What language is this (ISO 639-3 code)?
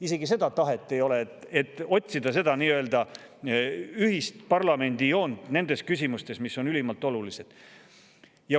est